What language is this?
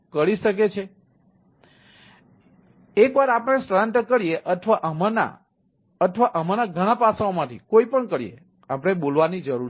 Gujarati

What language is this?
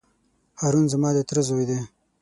Pashto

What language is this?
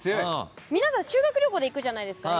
Japanese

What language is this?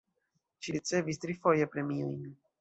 Esperanto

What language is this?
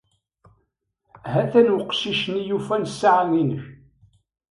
Kabyle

